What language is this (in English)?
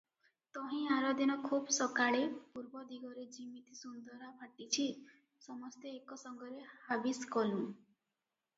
Odia